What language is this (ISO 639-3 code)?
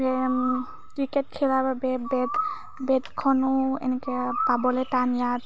asm